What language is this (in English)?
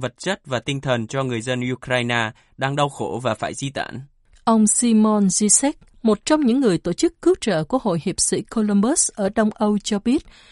Vietnamese